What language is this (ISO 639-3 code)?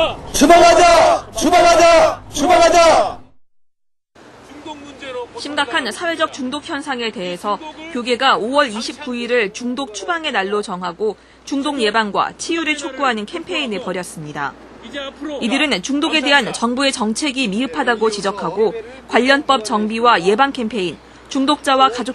kor